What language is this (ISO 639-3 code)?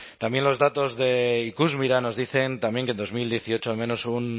spa